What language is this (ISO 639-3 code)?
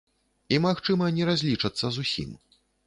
bel